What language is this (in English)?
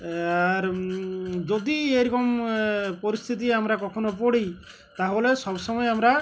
Bangla